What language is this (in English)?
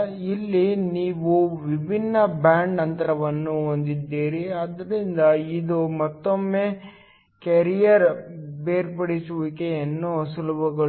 Kannada